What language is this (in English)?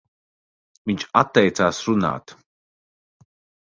Latvian